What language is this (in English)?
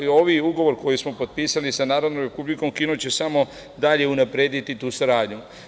Serbian